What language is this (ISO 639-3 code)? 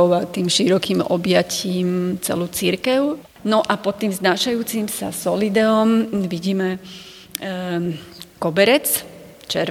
slk